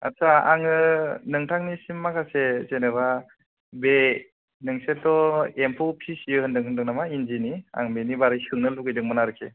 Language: Bodo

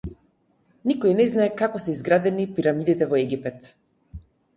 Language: Macedonian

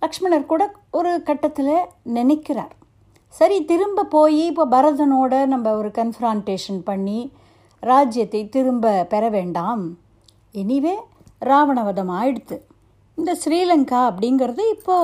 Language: Tamil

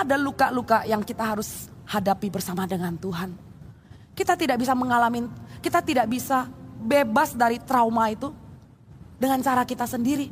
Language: Indonesian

